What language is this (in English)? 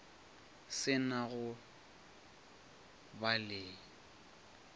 Northern Sotho